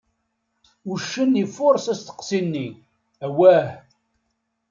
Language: Kabyle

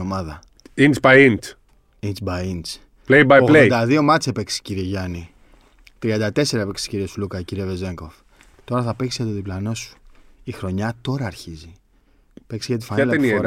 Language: Greek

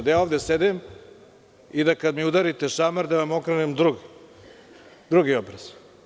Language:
Serbian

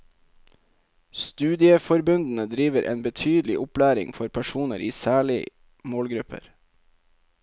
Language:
Norwegian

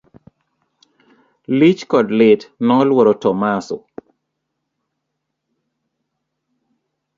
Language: Luo (Kenya and Tanzania)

